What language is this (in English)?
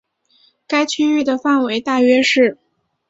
Chinese